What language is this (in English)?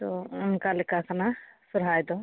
Santali